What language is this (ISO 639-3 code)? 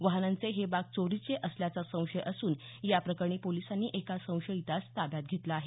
mar